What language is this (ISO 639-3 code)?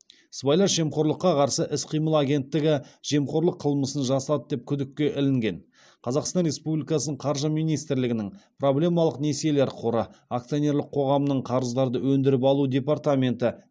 kaz